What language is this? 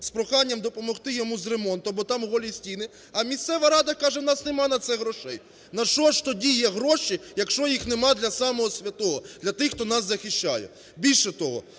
Ukrainian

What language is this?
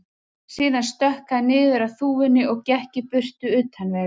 Icelandic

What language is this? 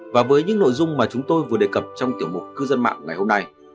Vietnamese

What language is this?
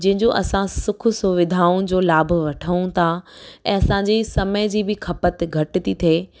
Sindhi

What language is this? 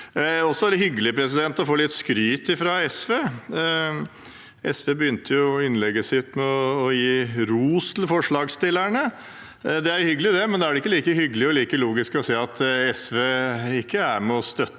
Norwegian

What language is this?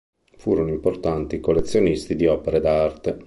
Italian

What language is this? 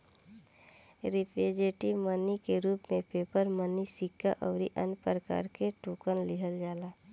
Bhojpuri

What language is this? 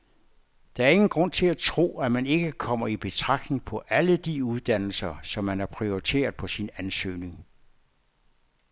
Danish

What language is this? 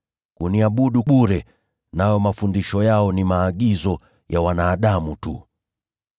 Swahili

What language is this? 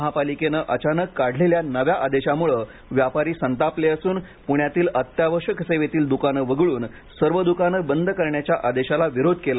Marathi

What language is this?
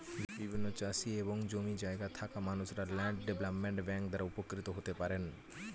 Bangla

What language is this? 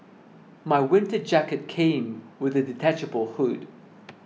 English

